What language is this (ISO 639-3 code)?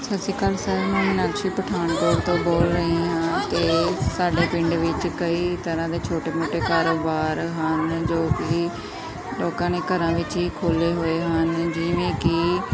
pan